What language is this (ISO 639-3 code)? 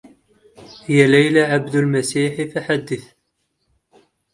ara